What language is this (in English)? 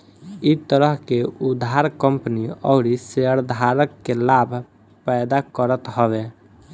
Bhojpuri